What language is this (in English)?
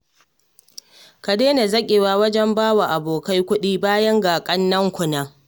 Hausa